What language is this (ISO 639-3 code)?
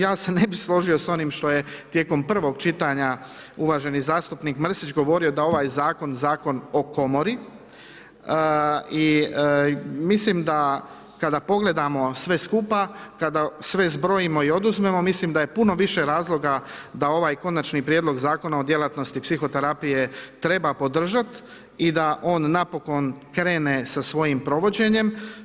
hrv